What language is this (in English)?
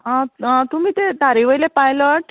Konkani